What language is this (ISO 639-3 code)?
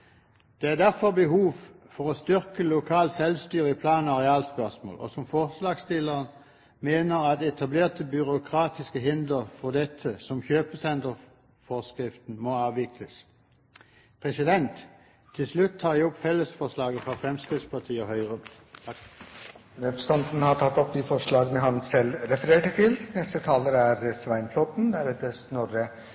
nob